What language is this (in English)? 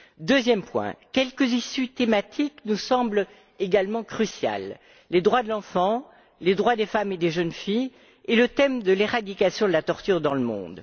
French